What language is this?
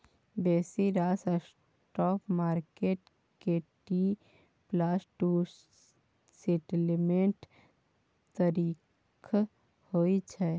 Maithili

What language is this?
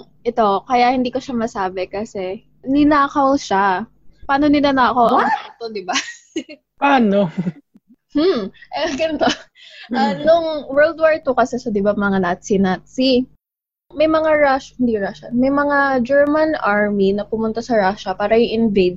Filipino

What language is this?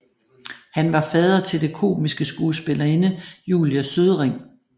Danish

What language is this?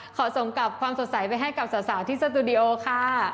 Thai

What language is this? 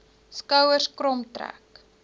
Afrikaans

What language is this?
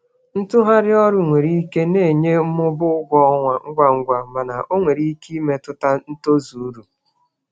Igbo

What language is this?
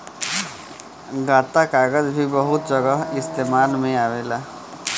Bhojpuri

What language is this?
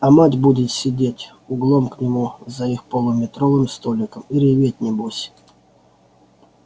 Russian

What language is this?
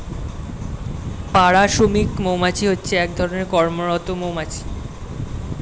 Bangla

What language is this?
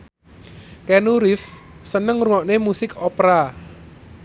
Javanese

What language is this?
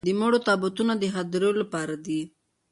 Pashto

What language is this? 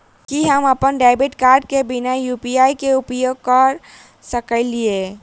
Maithili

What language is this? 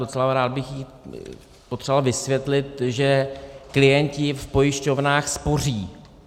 Czech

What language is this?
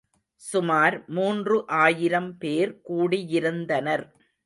Tamil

